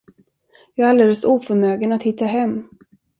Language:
Swedish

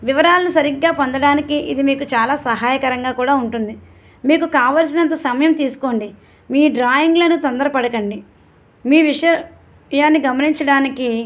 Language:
Telugu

